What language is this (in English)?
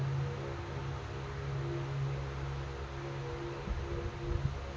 Kannada